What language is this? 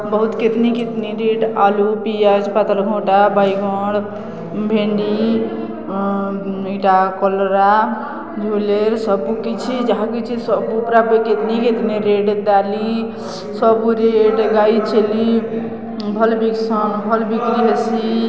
Odia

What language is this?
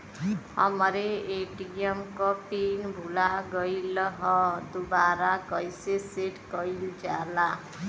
Bhojpuri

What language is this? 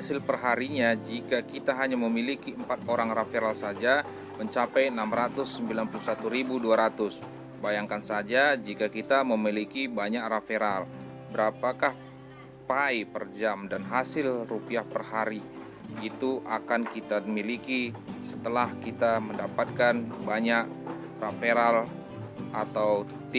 Indonesian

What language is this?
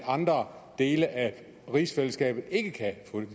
Danish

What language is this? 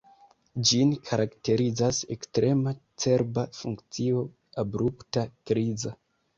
Esperanto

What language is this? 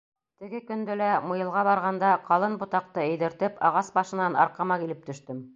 Bashkir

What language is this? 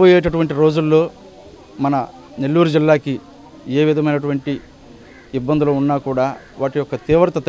Telugu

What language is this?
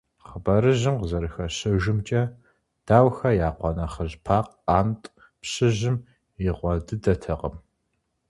Kabardian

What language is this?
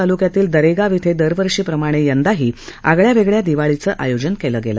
Marathi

